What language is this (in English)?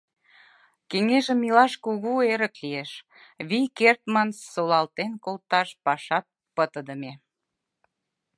Mari